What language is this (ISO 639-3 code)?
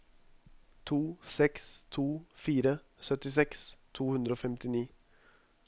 nor